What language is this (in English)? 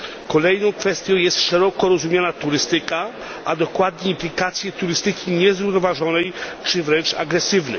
Polish